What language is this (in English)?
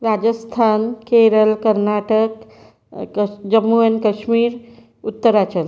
Marathi